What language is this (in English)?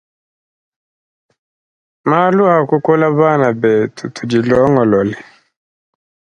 Luba-Lulua